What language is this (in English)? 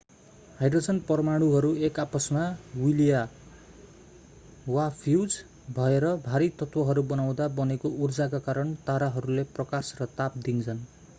Nepali